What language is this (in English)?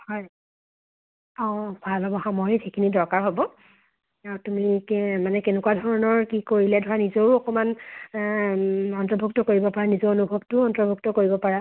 Assamese